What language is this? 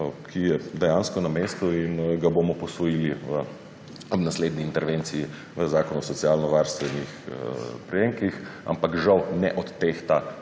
Slovenian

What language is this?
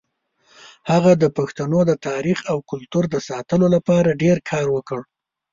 Pashto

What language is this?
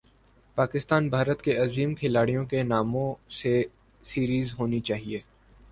Urdu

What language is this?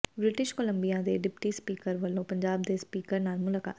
Punjabi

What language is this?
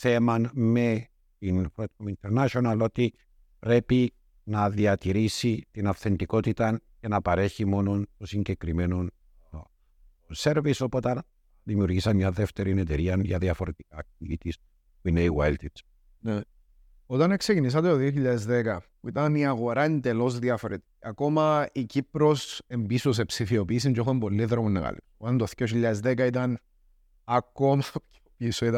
Greek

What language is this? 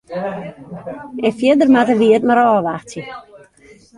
Western Frisian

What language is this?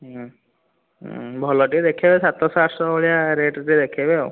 Odia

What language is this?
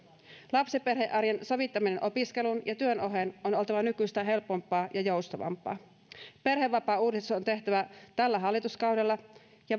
Finnish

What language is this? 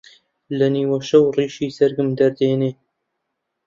Central Kurdish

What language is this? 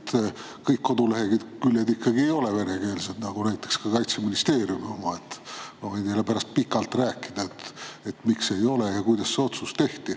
Estonian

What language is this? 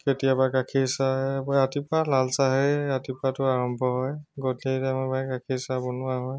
Assamese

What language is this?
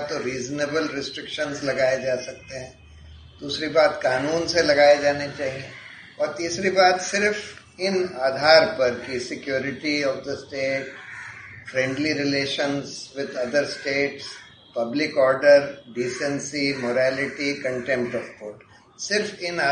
Hindi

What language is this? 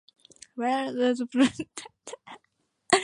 Yoruba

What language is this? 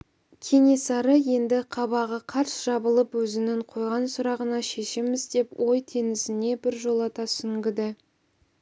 Kazakh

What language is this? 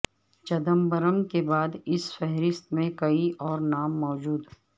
Urdu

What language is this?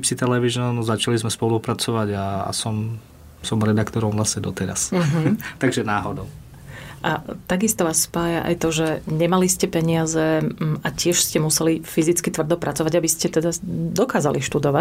Slovak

